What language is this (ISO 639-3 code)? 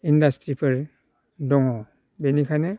brx